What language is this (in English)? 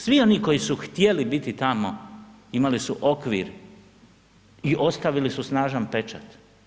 Croatian